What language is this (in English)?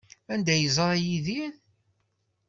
Kabyle